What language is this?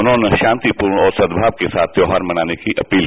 Hindi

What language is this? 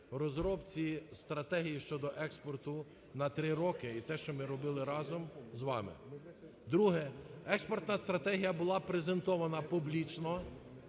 Ukrainian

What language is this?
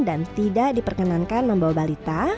Indonesian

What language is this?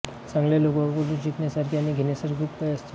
Marathi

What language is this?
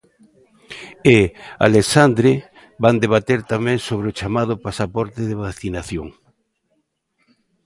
Galician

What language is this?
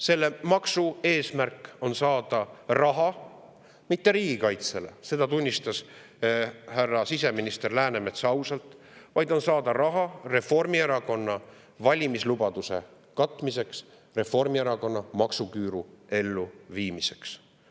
Estonian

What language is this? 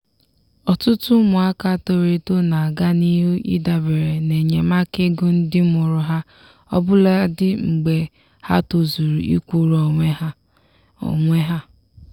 Igbo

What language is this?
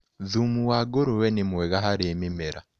Kikuyu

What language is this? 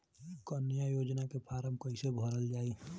Bhojpuri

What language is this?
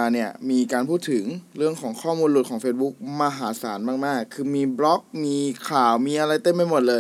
Thai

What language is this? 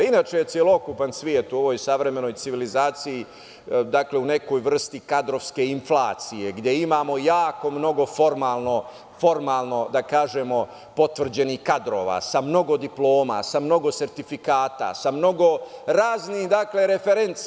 Serbian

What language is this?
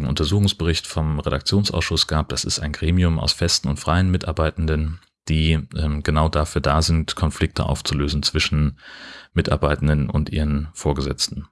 German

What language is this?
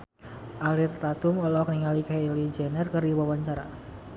Sundanese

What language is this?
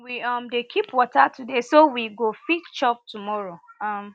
Nigerian Pidgin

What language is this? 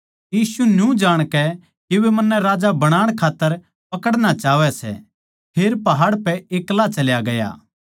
Haryanvi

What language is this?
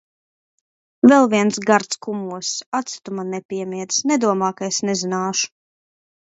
Latvian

